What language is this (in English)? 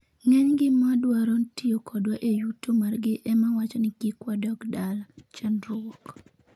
Luo (Kenya and Tanzania)